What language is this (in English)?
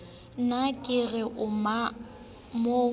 Southern Sotho